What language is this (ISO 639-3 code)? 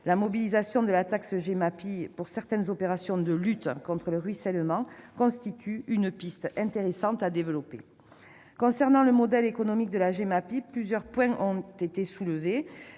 fra